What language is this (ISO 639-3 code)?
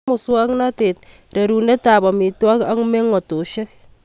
kln